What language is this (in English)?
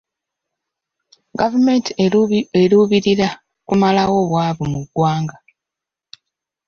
Ganda